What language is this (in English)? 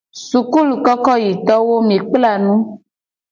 Gen